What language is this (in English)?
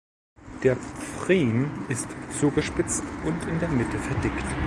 German